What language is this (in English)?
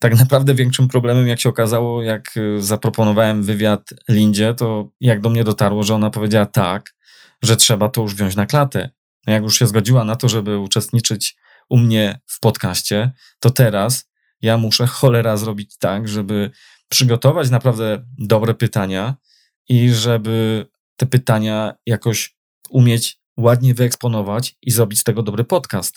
Polish